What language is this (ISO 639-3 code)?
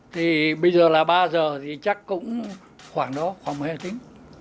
vie